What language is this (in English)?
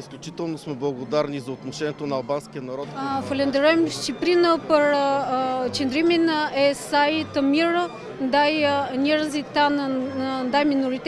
Romanian